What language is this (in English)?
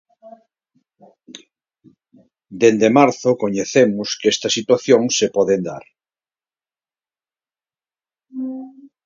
Galician